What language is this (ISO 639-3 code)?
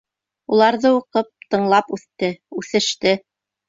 bak